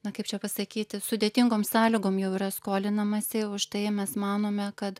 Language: Lithuanian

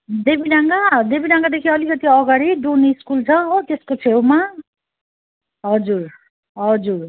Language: Nepali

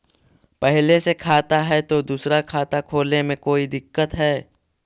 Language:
Magahi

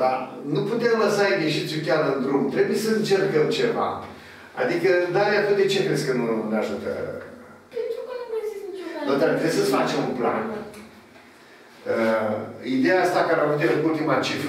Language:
Romanian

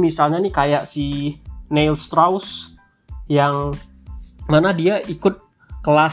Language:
Indonesian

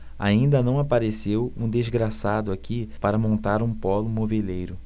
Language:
Portuguese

